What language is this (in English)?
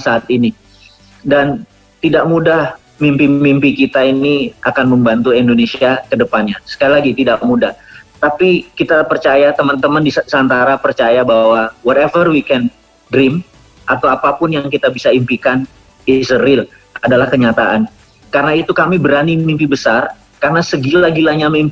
Indonesian